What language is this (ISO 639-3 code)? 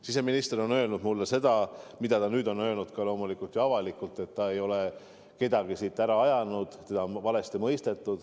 est